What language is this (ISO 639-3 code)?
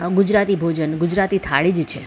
guj